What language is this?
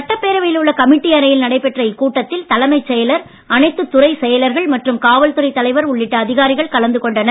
Tamil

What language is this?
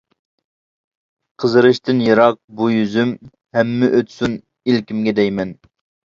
Uyghur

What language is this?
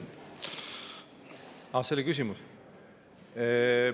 Estonian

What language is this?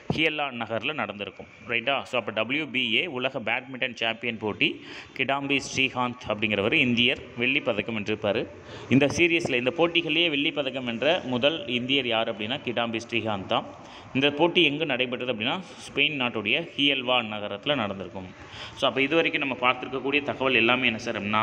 Hindi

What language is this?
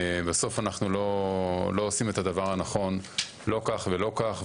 Hebrew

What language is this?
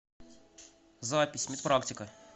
Russian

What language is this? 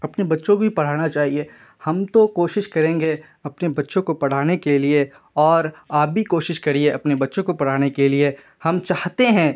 Urdu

